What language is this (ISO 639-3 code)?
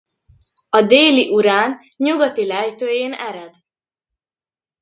hun